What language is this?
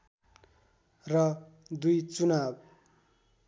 Nepali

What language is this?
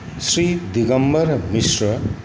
Maithili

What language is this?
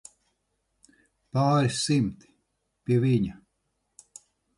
Latvian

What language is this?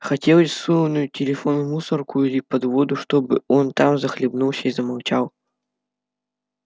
Russian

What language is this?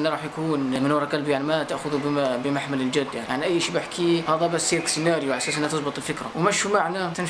Arabic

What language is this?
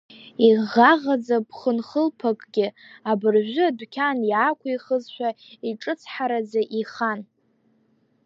Abkhazian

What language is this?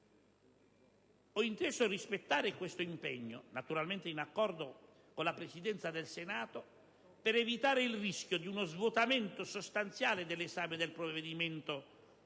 Italian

